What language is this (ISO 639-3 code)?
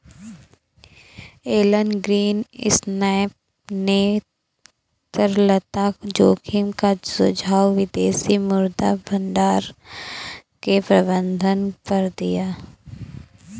hin